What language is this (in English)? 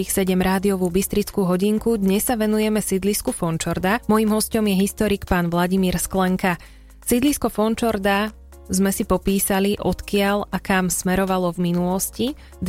Slovak